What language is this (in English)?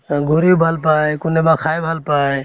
Assamese